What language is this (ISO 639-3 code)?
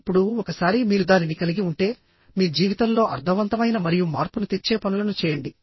tel